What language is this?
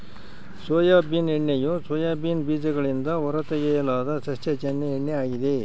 Kannada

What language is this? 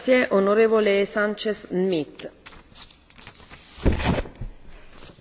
French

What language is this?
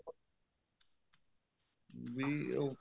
Punjabi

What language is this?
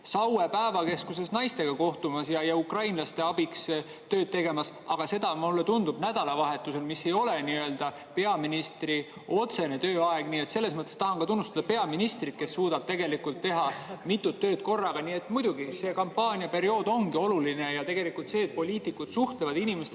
Estonian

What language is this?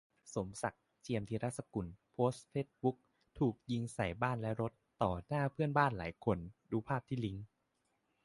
Thai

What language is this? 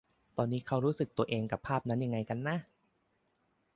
Thai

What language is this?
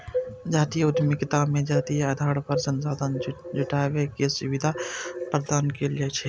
Maithili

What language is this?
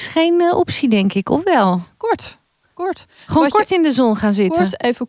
Dutch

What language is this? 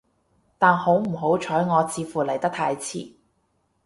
Cantonese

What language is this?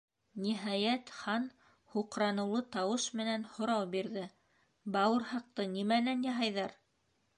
Bashkir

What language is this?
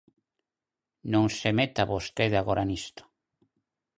Galician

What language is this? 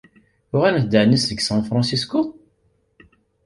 Kabyle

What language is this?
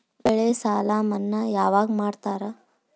Kannada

